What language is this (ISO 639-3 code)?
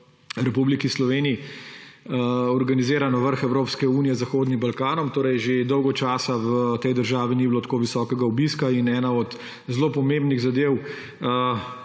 slv